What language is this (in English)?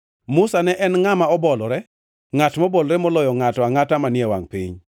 Luo (Kenya and Tanzania)